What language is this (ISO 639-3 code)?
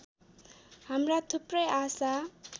nep